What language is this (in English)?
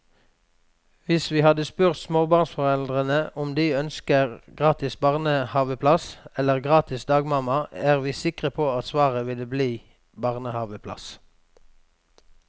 Norwegian